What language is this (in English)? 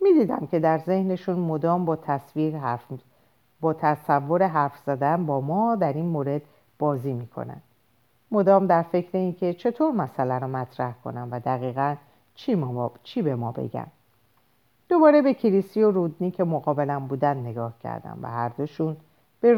Persian